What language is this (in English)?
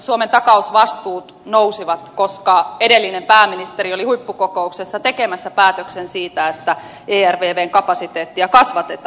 Finnish